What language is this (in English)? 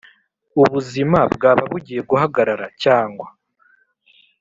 Kinyarwanda